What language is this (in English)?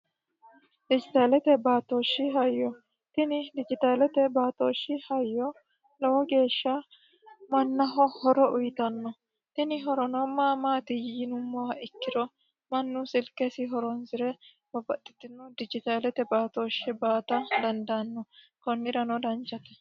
Sidamo